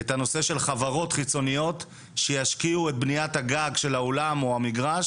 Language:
Hebrew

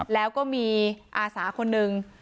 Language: Thai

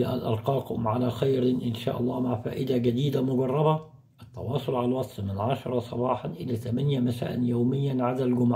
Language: Arabic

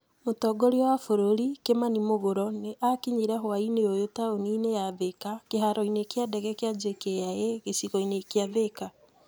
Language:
Kikuyu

